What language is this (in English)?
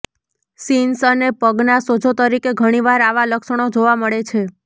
Gujarati